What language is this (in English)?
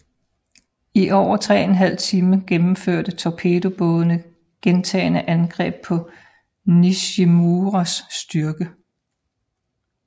Danish